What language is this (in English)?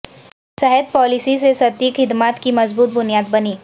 Urdu